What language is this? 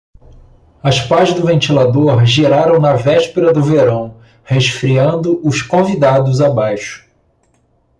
Portuguese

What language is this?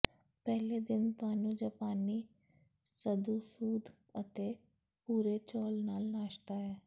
Punjabi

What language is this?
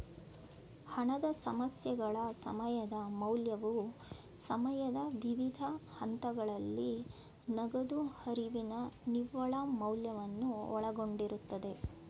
Kannada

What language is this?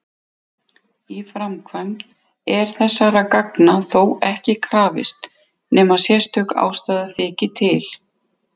Icelandic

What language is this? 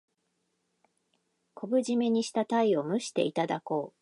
Japanese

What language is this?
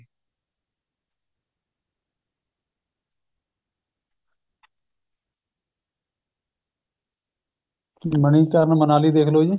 Punjabi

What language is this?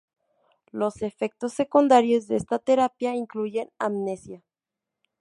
Spanish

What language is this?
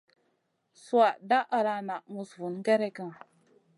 Masana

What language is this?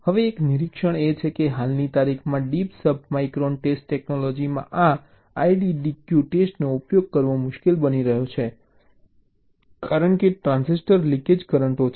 Gujarati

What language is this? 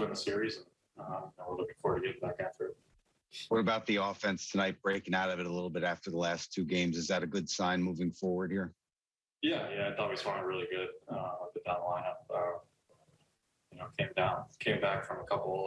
English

